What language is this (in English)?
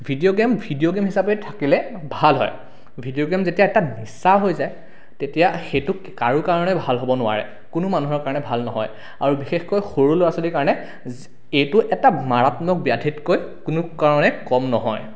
Assamese